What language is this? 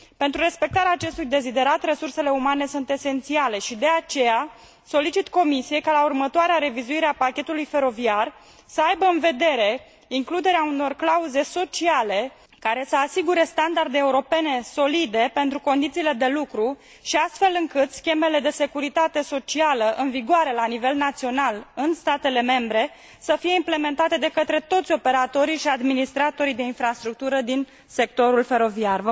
Romanian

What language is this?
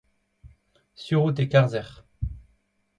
Breton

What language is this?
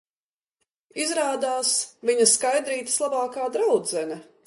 Latvian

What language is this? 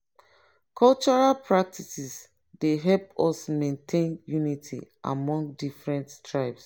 Nigerian Pidgin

